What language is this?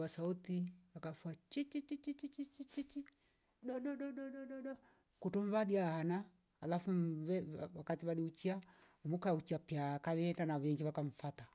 Rombo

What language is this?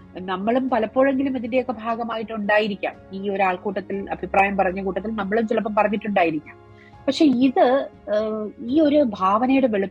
Malayalam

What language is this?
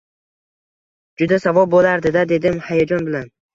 Uzbek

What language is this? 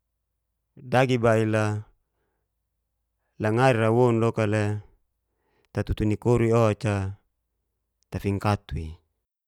Geser-Gorom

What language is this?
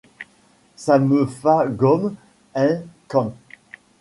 French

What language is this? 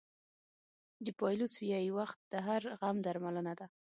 Pashto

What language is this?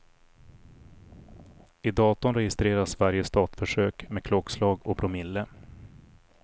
Swedish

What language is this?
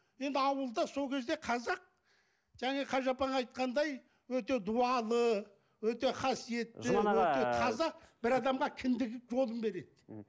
Kazakh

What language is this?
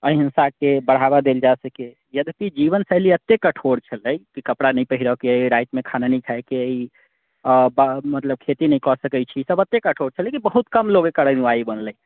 Maithili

